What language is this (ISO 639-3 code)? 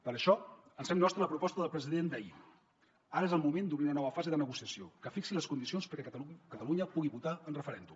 cat